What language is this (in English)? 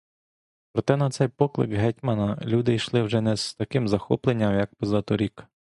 Ukrainian